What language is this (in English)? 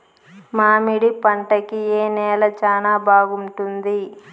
Telugu